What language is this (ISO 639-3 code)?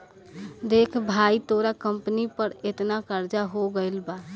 bho